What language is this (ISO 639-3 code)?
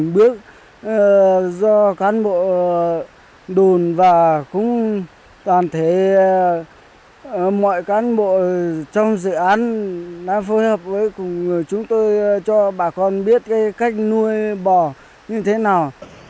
vie